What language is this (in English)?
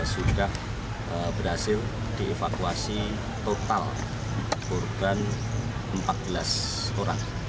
Indonesian